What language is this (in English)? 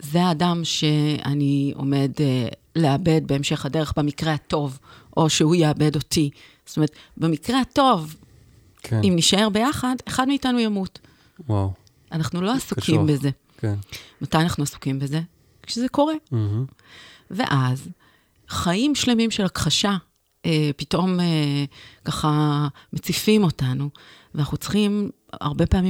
Hebrew